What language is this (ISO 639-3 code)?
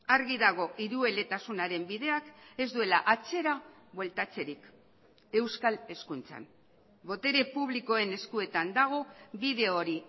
eus